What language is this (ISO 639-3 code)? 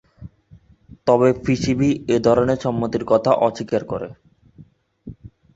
ben